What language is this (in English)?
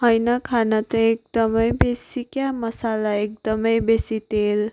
Nepali